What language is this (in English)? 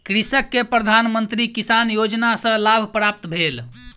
Maithili